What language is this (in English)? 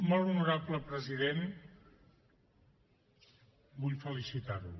Catalan